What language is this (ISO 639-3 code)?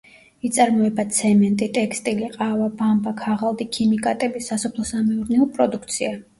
kat